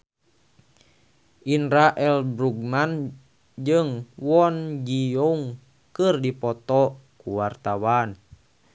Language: Sundanese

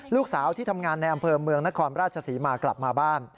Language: Thai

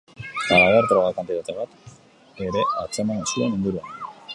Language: Basque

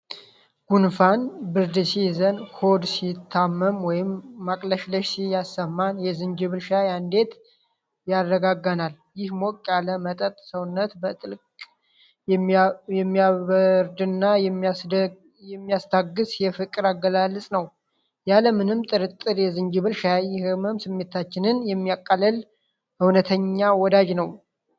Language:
Amharic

